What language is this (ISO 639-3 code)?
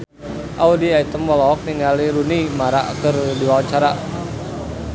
sun